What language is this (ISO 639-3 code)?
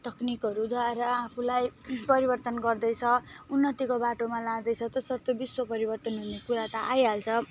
nep